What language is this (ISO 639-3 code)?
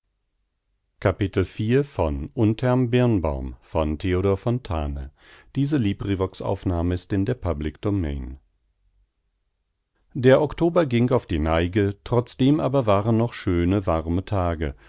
deu